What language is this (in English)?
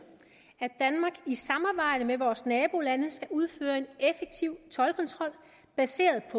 Danish